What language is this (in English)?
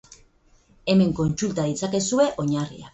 Basque